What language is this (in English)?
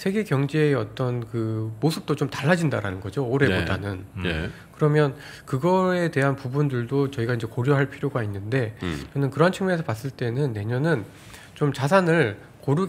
Korean